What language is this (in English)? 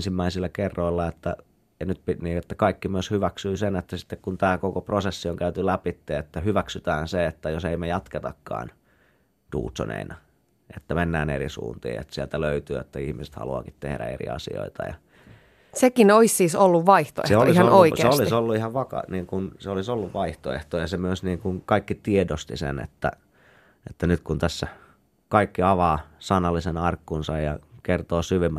Finnish